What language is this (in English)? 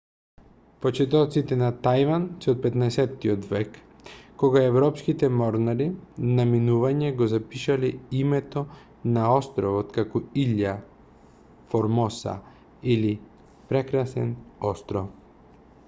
Macedonian